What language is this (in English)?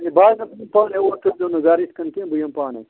Kashmiri